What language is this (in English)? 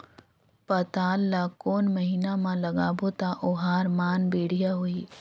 Chhattisgarhi